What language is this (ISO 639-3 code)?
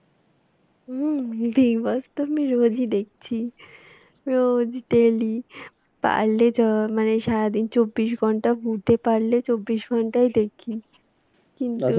ben